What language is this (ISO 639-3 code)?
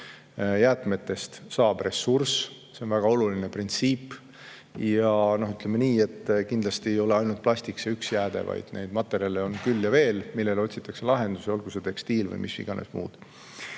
est